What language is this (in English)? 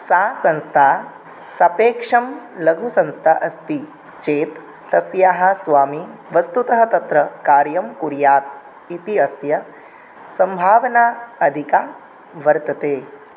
Sanskrit